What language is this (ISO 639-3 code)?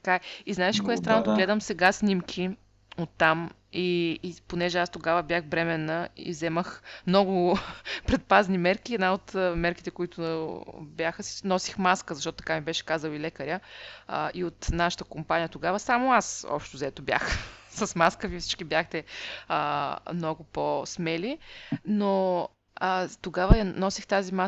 bul